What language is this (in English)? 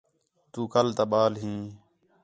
Khetrani